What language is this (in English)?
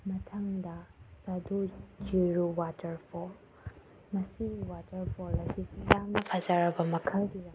Manipuri